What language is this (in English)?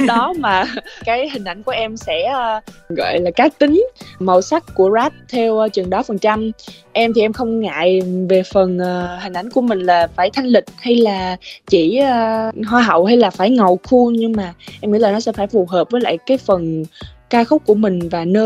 Vietnamese